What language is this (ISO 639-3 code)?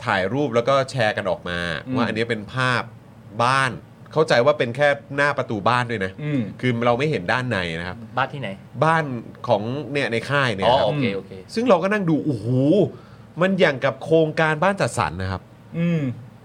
tha